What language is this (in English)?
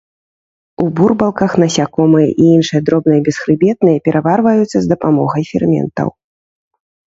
Belarusian